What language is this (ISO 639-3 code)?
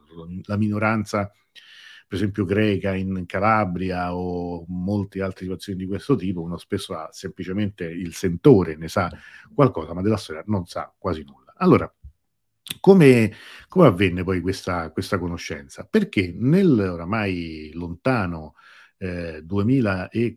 ita